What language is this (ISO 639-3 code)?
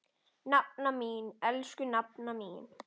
isl